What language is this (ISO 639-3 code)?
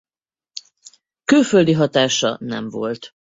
hun